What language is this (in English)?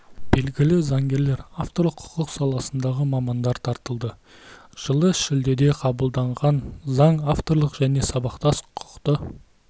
Kazakh